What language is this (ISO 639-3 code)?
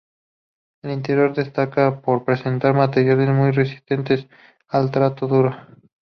spa